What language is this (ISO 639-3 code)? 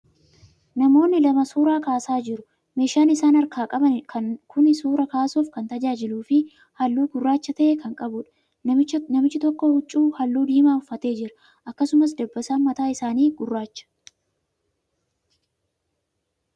orm